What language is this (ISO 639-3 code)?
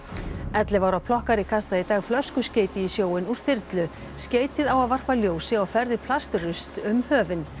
isl